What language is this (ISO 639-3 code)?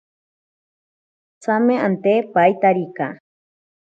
prq